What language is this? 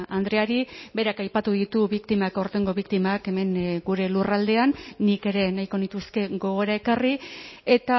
Basque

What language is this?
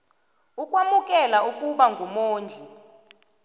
South Ndebele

